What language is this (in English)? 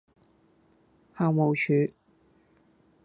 Cantonese